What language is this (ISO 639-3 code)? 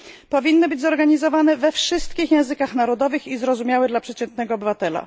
pol